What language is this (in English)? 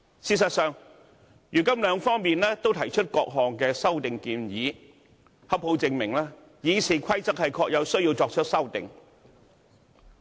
Cantonese